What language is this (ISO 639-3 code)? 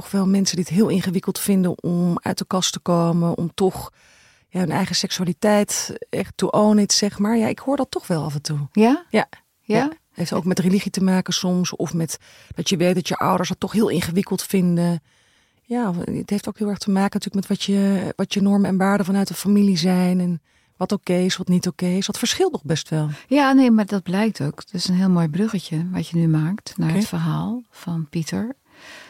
nld